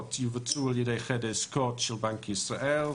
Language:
Hebrew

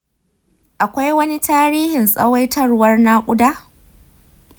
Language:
Hausa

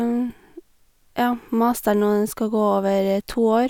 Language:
Norwegian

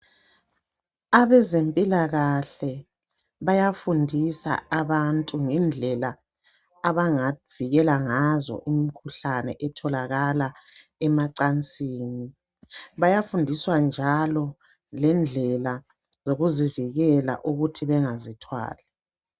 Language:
North Ndebele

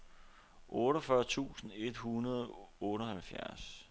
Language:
Danish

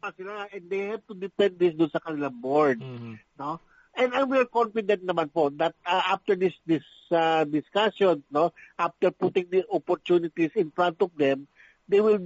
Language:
Filipino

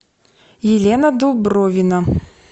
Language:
Russian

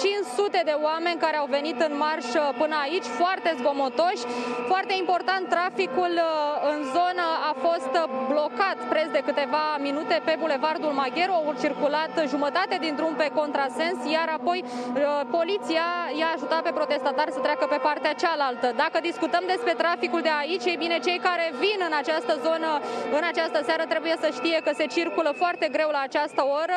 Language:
Romanian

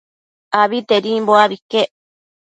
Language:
Matsés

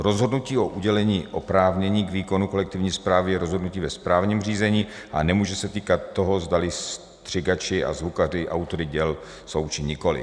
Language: Czech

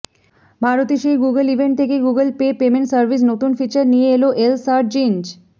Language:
Bangla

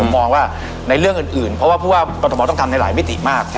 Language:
Thai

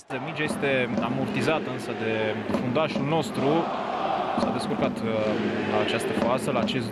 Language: Romanian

